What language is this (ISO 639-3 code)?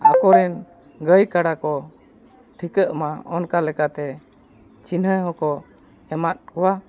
sat